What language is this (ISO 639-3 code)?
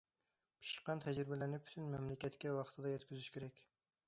uig